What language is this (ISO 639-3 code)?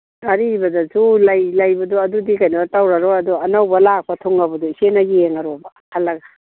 mni